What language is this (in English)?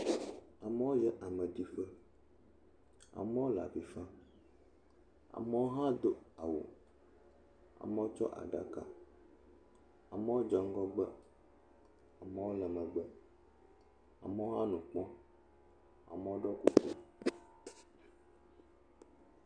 Ewe